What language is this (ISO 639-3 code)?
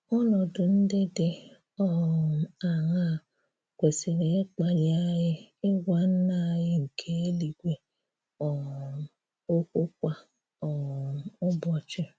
ibo